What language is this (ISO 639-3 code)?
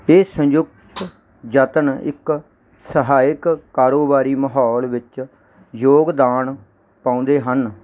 pan